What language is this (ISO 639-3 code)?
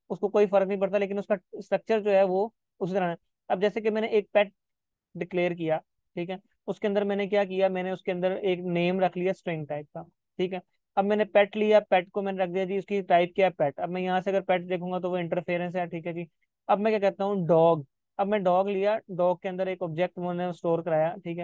hin